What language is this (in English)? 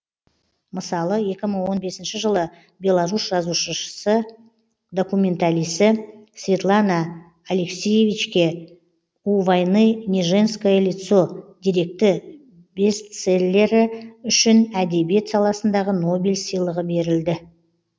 Kazakh